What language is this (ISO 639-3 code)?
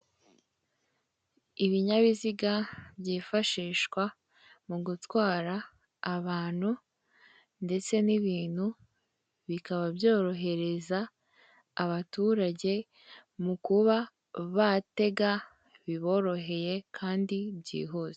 kin